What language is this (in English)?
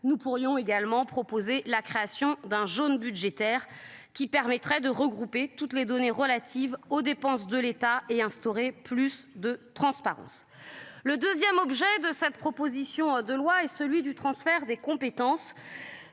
French